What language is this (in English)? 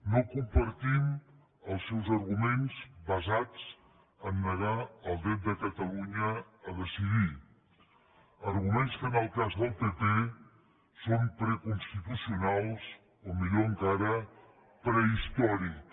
Catalan